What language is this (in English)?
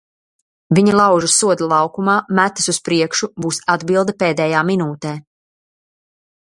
Latvian